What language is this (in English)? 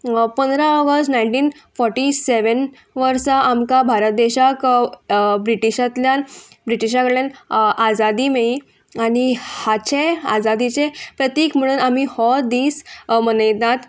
Konkani